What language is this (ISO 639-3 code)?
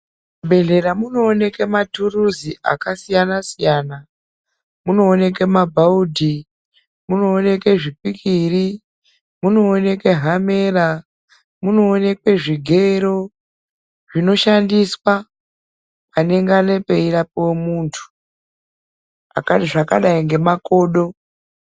ndc